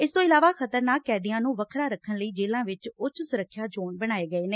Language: Punjabi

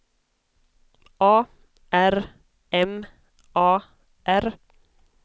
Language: Swedish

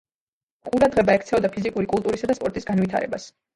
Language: Georgian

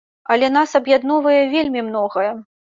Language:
Belarusian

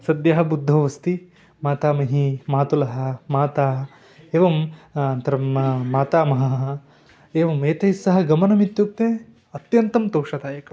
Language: Sanskrit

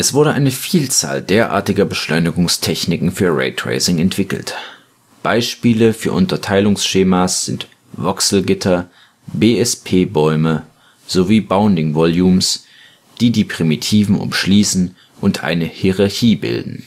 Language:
German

